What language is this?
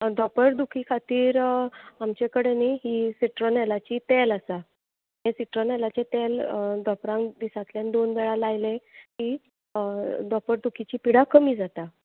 Konkani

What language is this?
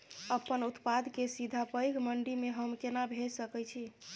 Maithili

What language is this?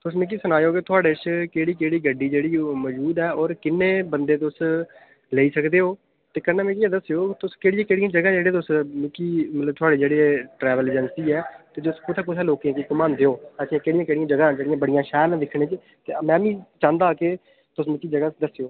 Dogri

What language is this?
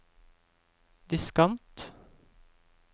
Norwegian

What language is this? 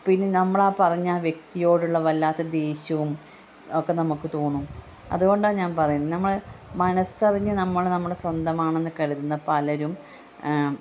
Malayalam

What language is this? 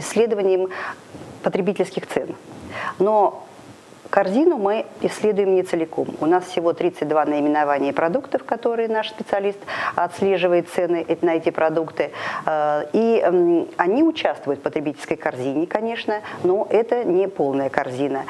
Russian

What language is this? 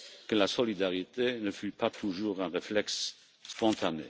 French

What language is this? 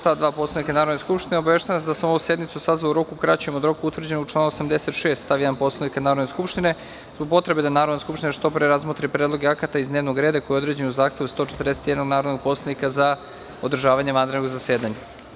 Serbian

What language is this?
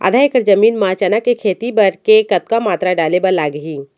Chhattisgarhi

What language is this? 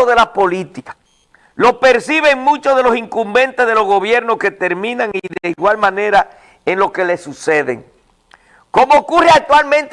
Spanish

